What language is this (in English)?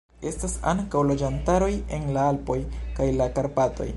Esperanto